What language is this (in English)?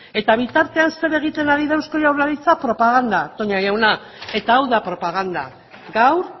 Basque